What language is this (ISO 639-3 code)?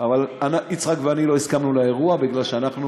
heb